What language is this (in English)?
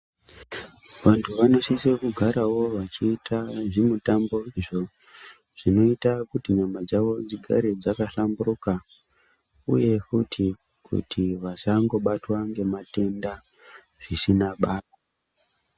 Ndau